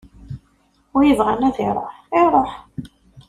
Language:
Kabyle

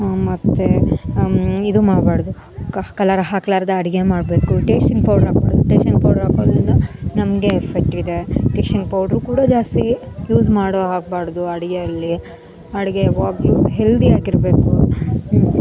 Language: Kannada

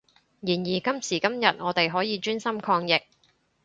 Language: Cantonese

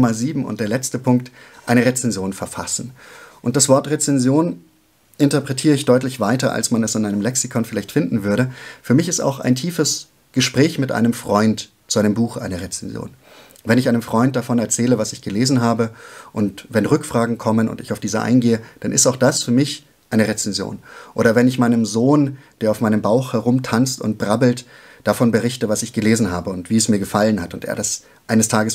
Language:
German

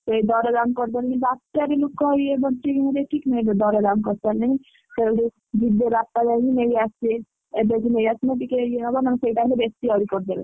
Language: Odia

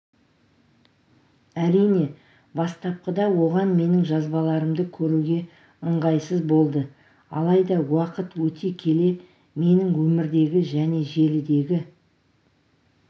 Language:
Kazakh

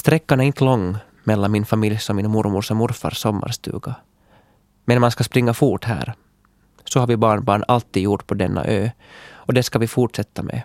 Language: Swedish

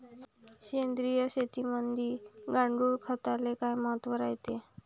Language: Marathi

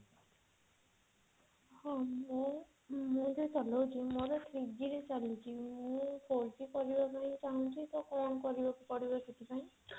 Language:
Odia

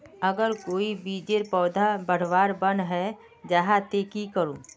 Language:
Magahi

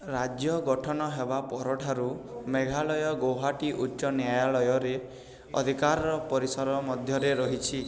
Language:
Odia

